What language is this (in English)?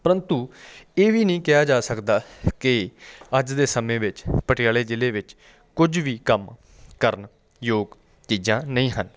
Punjabi